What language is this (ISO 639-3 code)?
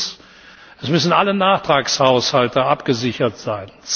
deu